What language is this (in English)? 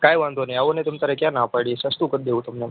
Gujarati